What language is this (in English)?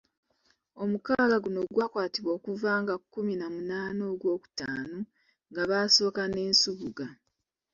Ganda